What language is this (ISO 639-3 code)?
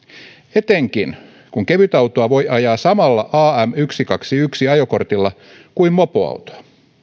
fin